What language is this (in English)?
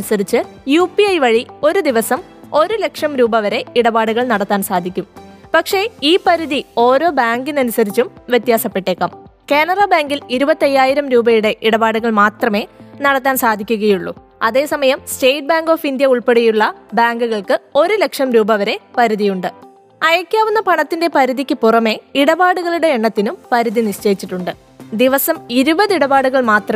Malayalam